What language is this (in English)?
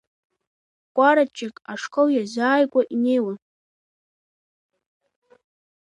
Abkhazian